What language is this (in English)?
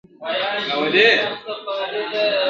Pashto